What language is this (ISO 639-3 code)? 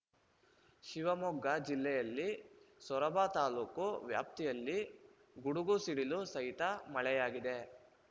kan